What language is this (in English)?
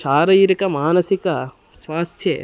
Sanskrit